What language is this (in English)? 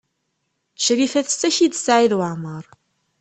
Kabyle